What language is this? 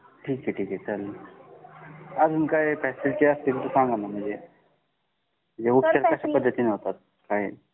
Marathi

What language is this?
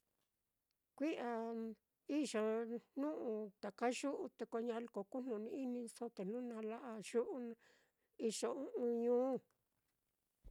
Mitlatongo Mixtec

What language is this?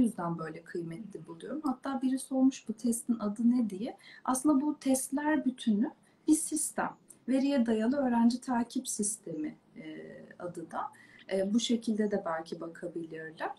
Turkish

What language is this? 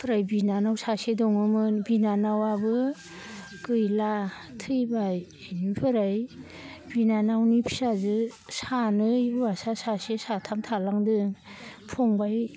Bodo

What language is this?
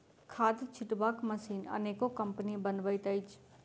Maithili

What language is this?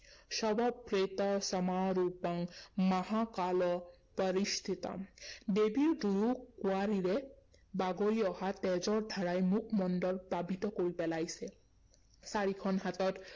Assamese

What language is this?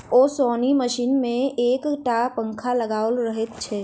Maithili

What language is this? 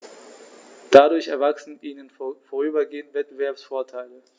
German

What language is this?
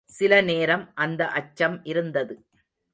Tamil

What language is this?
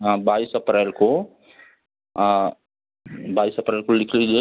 Hindi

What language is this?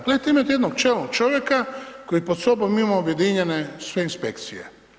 Croatian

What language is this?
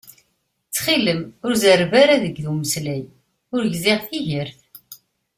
Kabyle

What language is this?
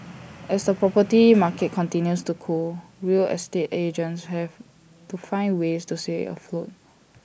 English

